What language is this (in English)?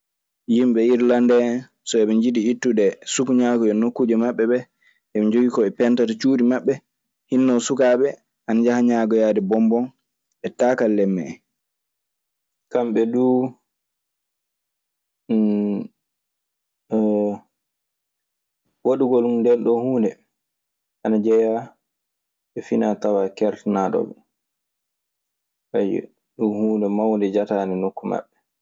Maasina Fulfulde